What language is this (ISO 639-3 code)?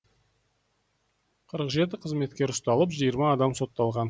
kaz